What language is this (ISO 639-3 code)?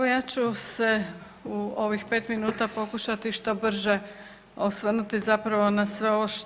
hrv